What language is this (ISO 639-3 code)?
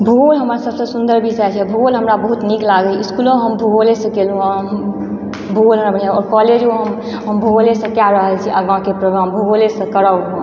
mai